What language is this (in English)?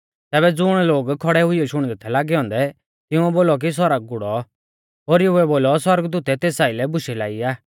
Mahasu Pahari